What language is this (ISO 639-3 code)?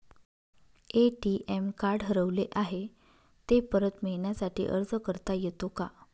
mar